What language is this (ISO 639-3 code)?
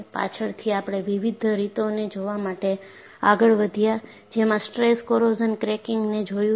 guj